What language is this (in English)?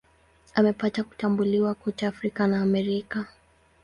Swahili